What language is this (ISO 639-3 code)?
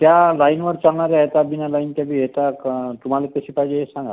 mar